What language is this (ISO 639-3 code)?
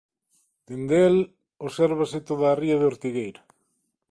glg